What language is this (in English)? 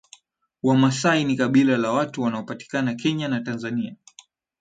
Swahili